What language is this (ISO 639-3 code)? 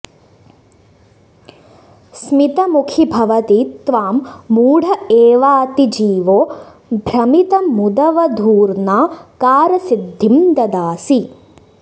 san